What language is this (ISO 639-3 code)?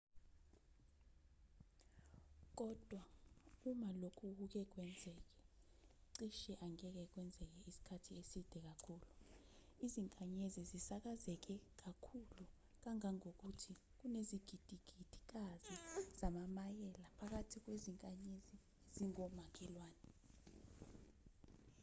zul